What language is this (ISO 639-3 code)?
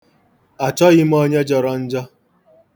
ibo